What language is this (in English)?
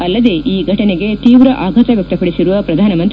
Kannada